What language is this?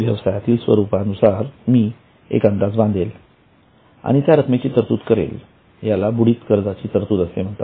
Marathi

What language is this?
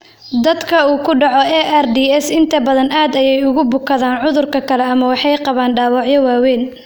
Somali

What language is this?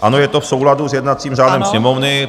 Czech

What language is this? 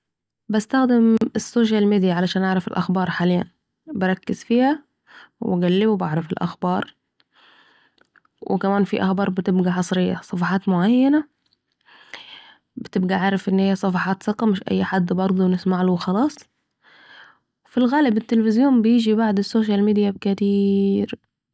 Saidi Arabic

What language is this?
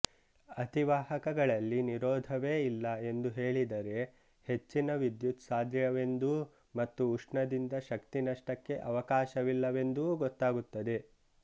Kannada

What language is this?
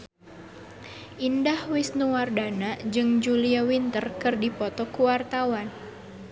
Sundanese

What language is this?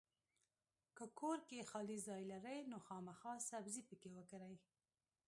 Pashto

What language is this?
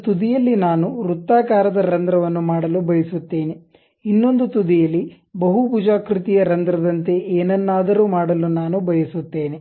Kannada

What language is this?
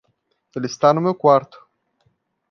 Portuguese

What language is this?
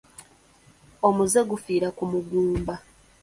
Ganda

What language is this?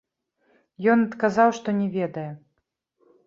Belarusian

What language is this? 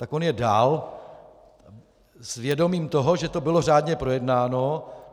Czech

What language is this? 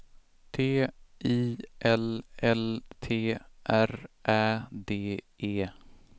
Swedish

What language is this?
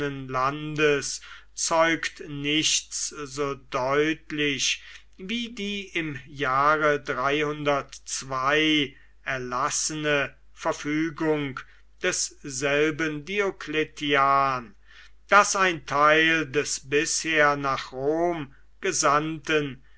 German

